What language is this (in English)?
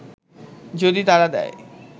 Bangla